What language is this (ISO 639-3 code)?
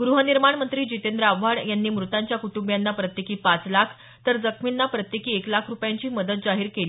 mar